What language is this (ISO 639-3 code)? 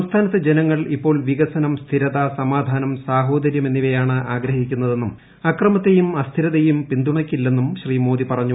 mal